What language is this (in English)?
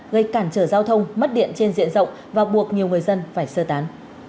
Vietnamese